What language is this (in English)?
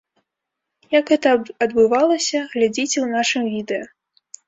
Belarusian